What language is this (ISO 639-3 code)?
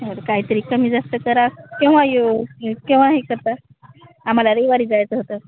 mar